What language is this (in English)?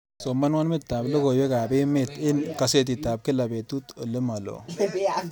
Kalenjin